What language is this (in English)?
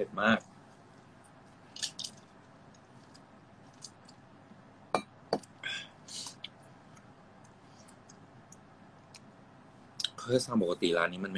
Thai